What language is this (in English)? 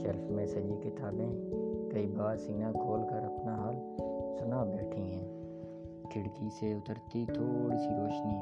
Urdu